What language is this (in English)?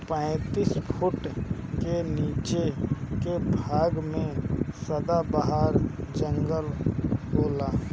Bhojpuri